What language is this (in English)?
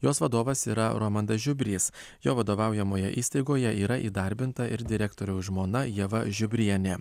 Lithuanian